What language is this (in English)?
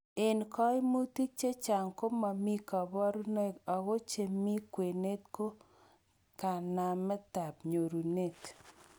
Kalenjin